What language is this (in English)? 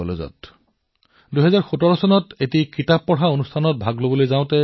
Assamese